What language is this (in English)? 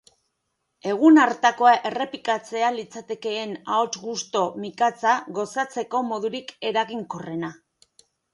Basque